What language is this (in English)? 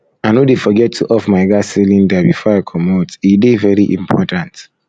Nigerian Pidgin